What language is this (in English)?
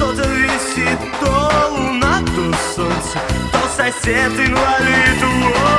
Russian